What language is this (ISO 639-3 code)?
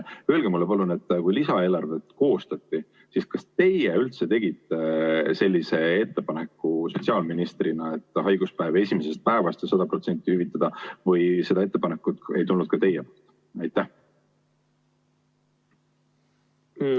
est